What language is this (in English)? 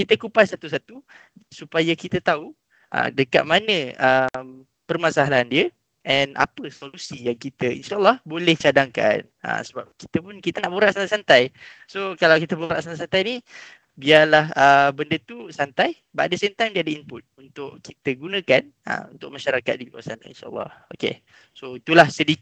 Malay